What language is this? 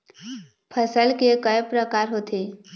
Chhattisgarhi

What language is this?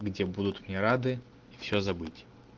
Russian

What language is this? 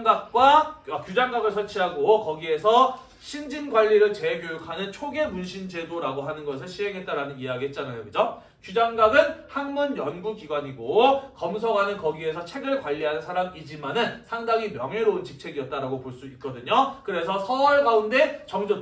Korean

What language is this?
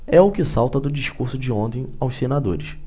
Portuguese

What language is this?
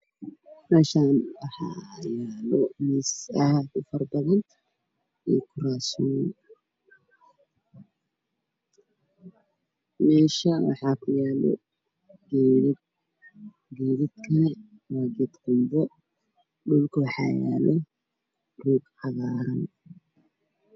Somali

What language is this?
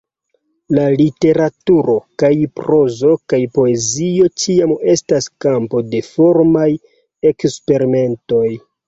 Esperanto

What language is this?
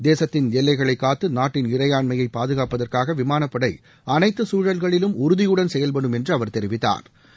Tamil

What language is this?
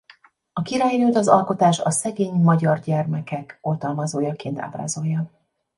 Hungarian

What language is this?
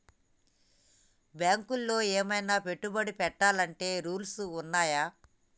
Telugu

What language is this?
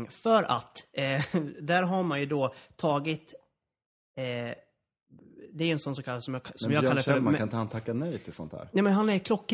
Swedish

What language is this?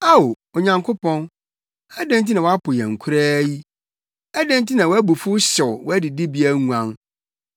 Akan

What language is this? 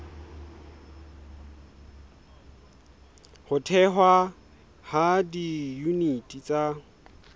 Southern Sotho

